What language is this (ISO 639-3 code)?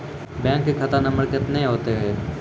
mai